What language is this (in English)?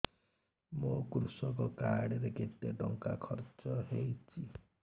Odia